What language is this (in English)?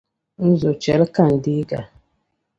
Dagbani